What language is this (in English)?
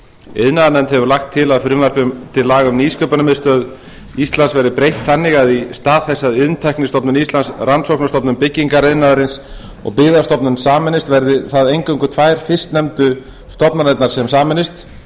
Icelandic